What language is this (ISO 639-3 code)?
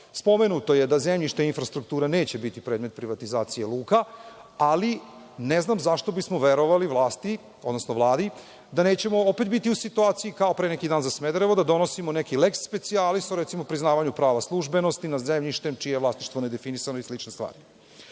srp